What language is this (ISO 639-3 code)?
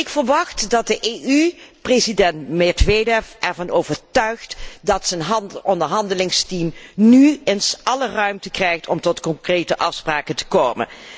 nld